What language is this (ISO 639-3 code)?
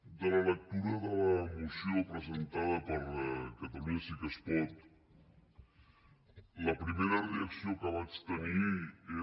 cat